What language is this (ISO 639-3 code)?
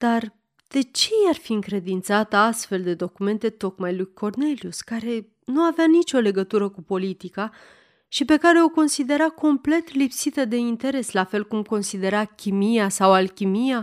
ron